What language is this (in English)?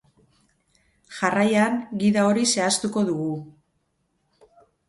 Basque